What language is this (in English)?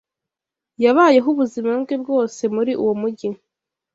Kinyarwanda